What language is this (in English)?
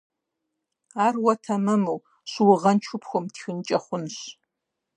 Kabardian